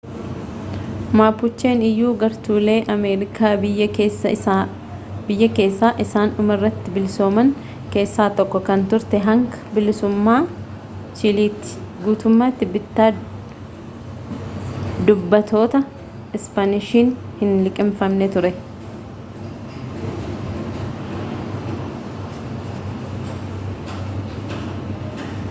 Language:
Oromo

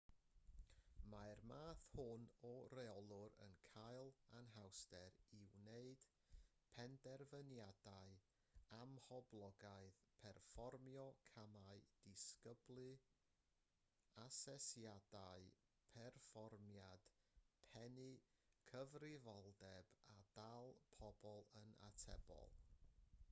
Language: Welsh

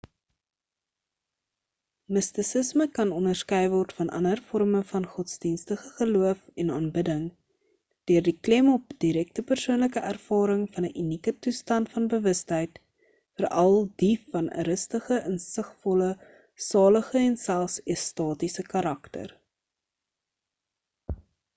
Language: Afrikaans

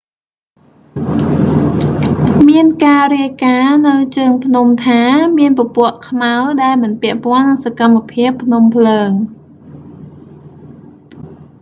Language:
Khmer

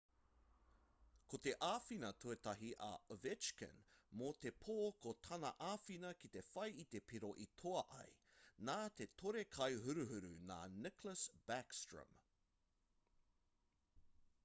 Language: Māori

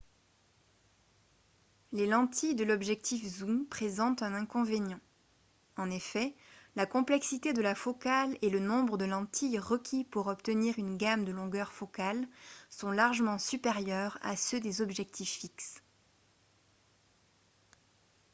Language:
French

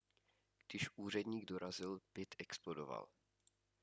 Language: Czech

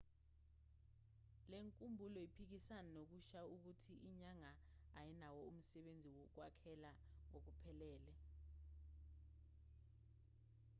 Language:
Zulu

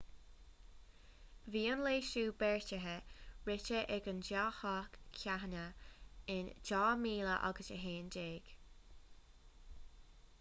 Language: Irish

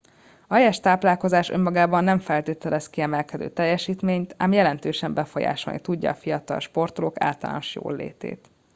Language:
Hungarian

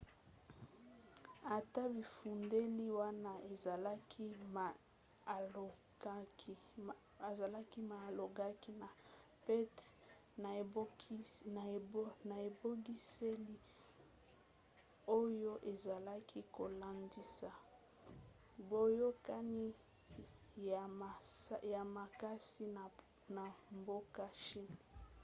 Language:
Lingala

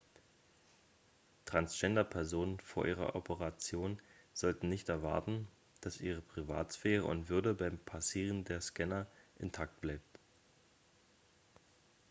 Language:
German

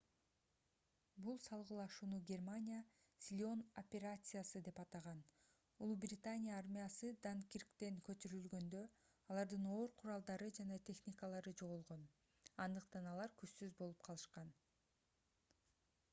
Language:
Kyrgyz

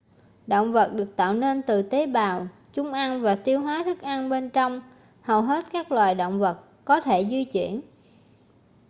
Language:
Vietnamese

